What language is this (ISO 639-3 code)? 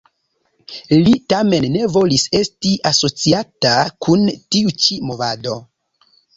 epo